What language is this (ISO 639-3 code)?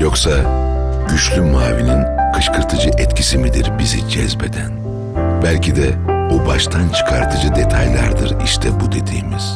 tur